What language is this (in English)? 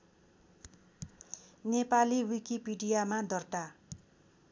Nepali